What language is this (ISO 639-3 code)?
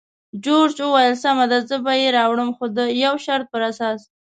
pus